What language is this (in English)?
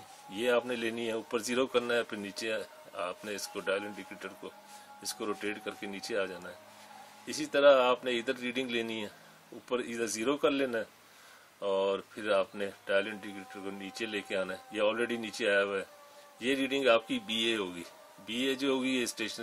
Hindi